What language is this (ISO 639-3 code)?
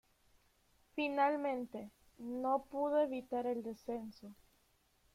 spa